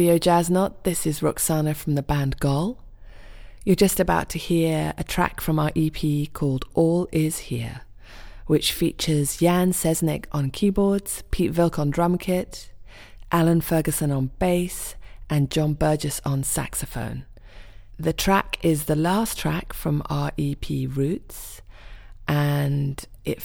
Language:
Persian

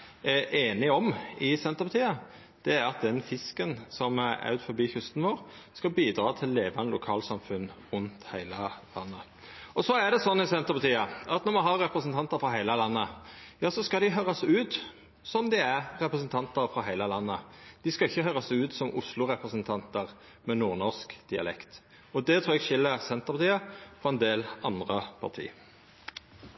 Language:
Norwegian Nynorsk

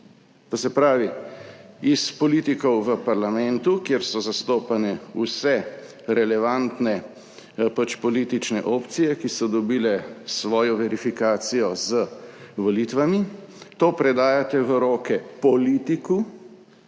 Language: Slovenian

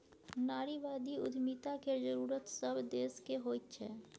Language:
Maithili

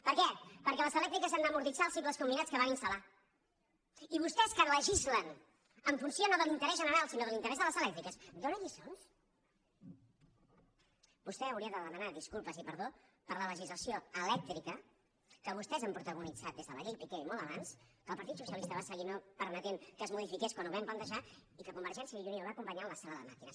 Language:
Catalan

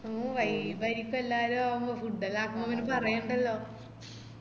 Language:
Malayalam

